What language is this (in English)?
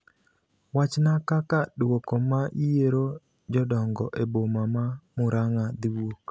Luo (Kenya and Tanzania)